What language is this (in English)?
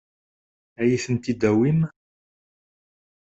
Kabyle